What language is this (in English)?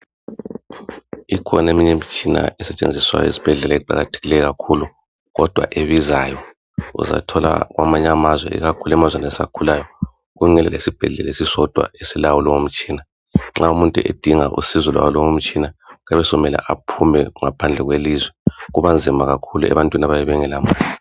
North Ndebele